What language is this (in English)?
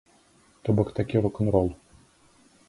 Belarusian